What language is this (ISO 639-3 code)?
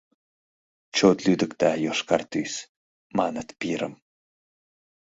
chm